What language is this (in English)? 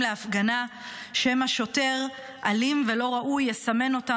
Hebrew